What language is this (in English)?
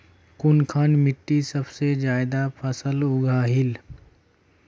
Magahi